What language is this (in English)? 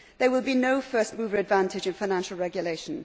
English